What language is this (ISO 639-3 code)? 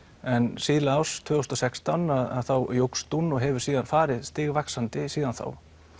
isl